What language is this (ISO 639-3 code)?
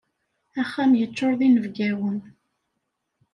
kab